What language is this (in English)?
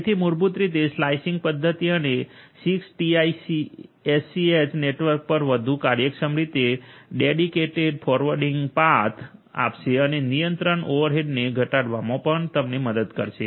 Gujarati